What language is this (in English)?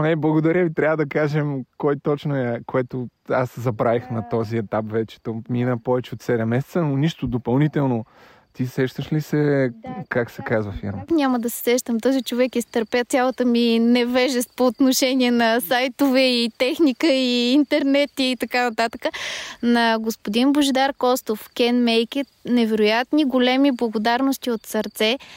Bulgarian